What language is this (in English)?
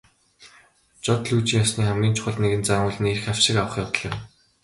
Mongolian